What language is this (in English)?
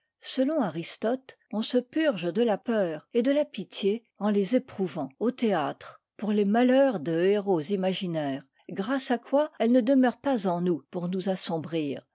French